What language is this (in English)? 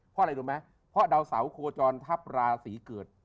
Thai